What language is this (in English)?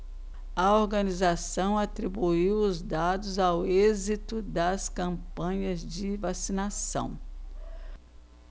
Portuguese